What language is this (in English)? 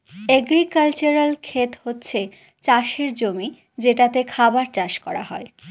Bangla